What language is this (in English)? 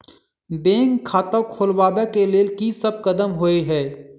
Maithili